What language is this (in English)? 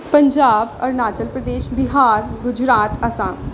Punjabi